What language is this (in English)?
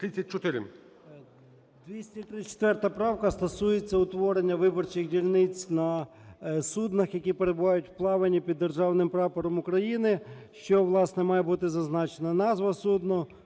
Ukrainian